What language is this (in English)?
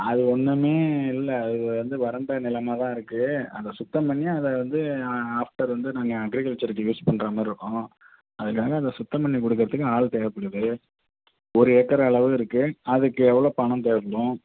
Tamil